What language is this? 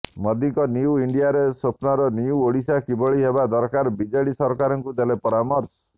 Odia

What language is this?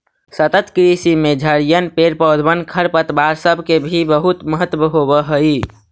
Magahi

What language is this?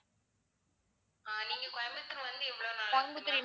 Tamil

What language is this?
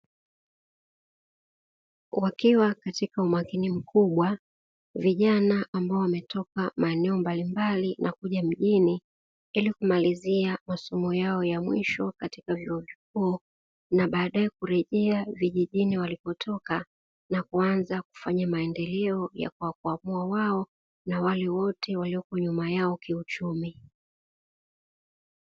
Swahili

